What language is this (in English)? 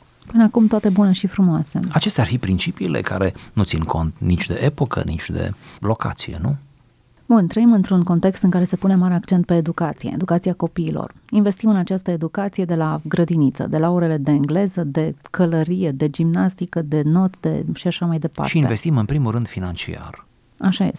Romanian